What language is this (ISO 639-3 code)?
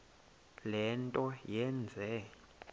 xho